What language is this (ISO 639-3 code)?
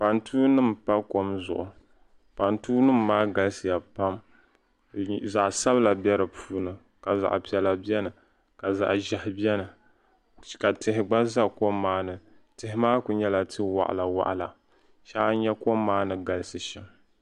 dag